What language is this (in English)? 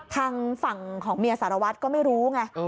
Thai